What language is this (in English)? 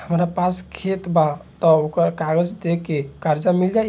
Bhojpuri